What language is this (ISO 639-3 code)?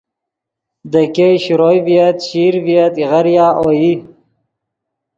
ydg